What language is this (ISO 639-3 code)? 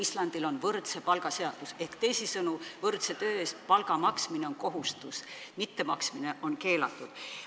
est